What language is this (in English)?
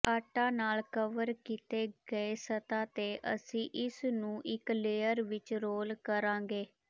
Punjabi